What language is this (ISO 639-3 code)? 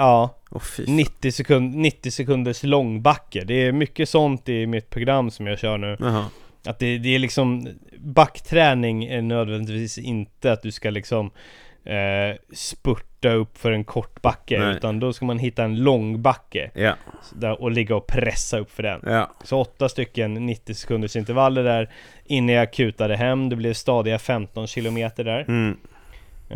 swe